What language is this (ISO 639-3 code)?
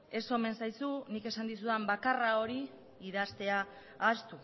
eus